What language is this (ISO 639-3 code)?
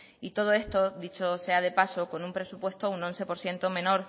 spa